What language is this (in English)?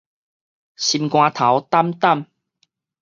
Min Nan Chinese